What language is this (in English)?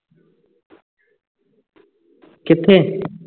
Punjabi